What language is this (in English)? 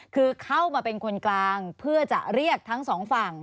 Thai